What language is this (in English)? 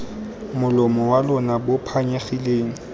Tswana